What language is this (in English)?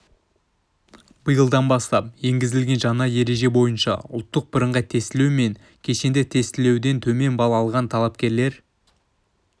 Kazakh